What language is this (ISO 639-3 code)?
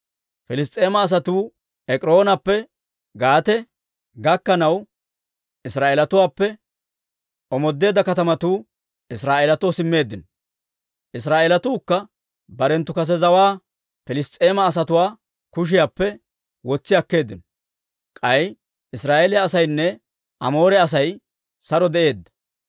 dwr